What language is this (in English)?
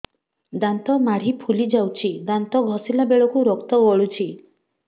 Odia